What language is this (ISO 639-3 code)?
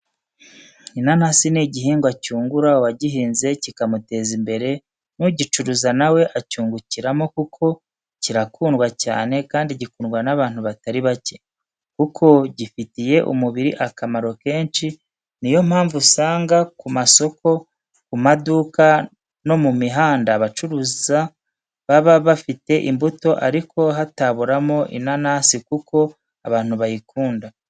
kin